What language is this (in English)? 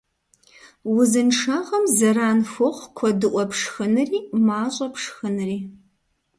Kabardian